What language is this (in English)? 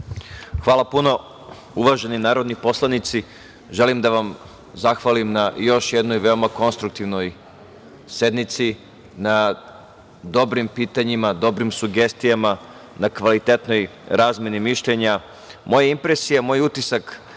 Serbian